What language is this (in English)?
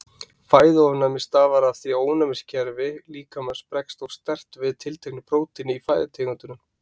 Icelandic